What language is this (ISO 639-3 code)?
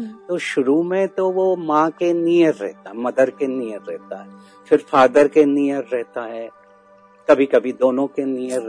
hin